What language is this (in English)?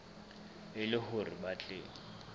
Southern Sotho